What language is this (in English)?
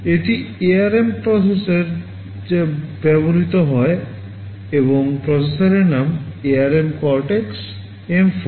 Bangla